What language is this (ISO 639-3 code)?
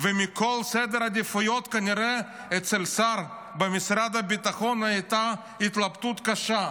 heb